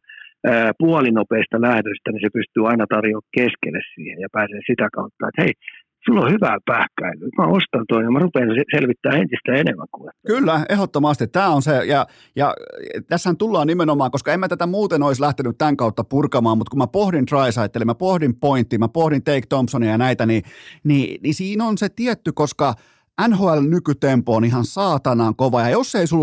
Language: Finnish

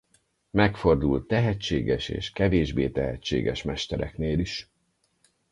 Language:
Hungarian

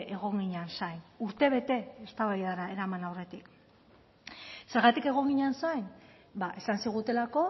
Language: Basque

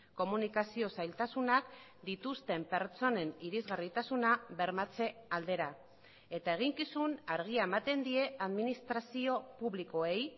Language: Basque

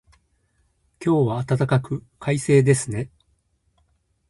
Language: Japanese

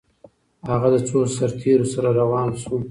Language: Pashto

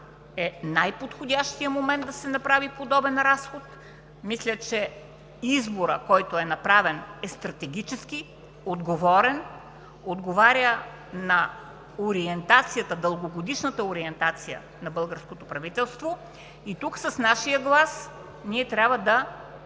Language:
Bulgarian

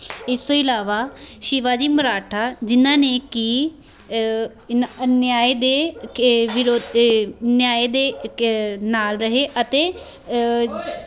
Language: Punjabi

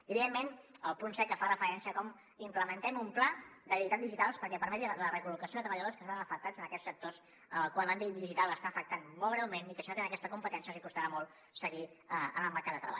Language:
Catalan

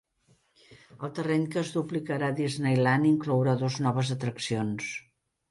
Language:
Catalan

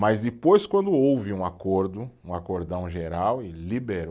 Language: Portuguese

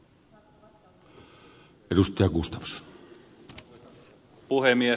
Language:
Finnish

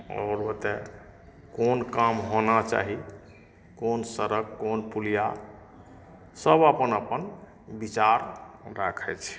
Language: Maithili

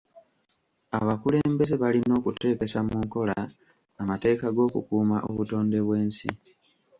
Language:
Ganda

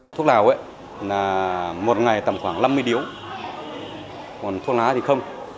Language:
Vietnamese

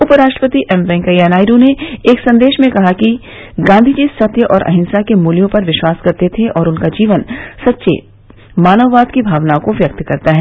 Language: Hindi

